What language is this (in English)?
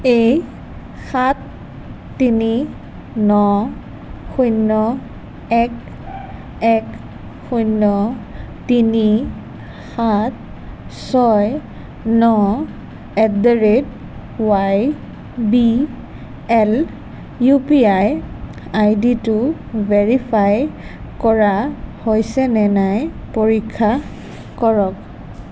Assamese